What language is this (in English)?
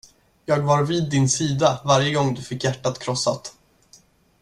Swedish